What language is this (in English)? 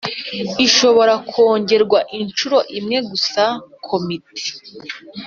Kinyarwanda